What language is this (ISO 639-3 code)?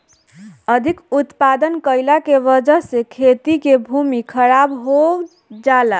bho